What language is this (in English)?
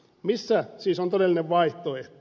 Finnish